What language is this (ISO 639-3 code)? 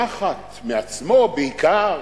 heb